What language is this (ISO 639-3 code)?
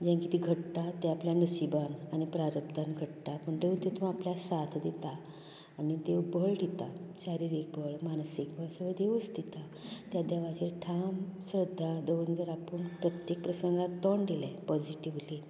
kok